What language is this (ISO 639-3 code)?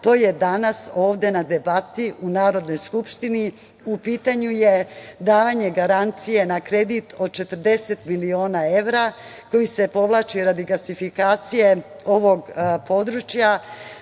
srp